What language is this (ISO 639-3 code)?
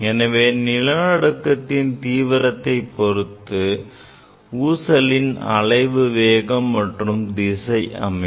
tam